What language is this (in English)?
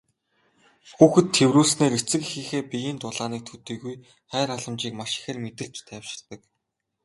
Mongolian